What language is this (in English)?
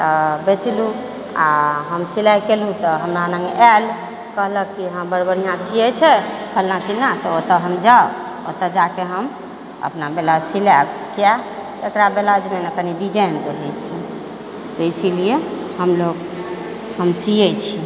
Maithili